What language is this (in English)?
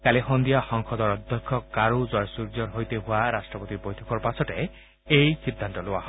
Assamese